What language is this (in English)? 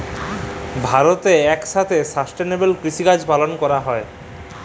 Bangla